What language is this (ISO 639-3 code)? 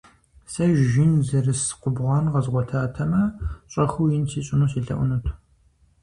kbd